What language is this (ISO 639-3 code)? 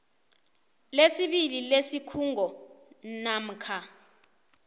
nbl